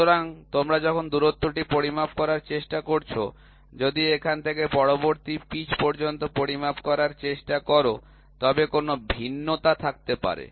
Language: Bangla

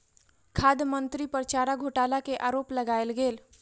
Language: Maithili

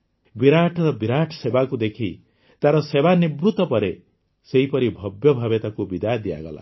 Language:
Odia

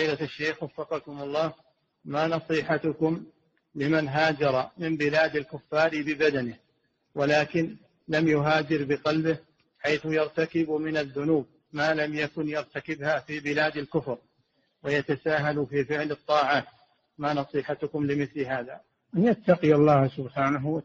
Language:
Arabic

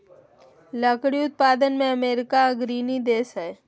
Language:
Magahi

